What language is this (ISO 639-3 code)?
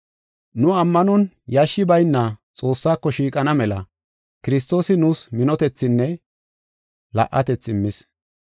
gof